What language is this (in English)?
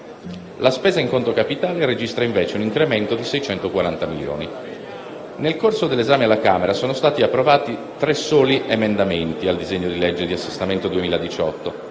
Italian